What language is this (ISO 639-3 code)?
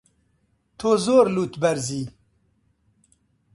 ckb